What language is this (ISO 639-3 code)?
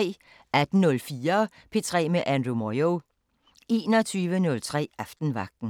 dan